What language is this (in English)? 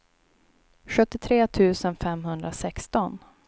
Swedish